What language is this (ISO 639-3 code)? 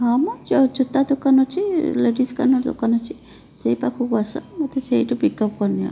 ori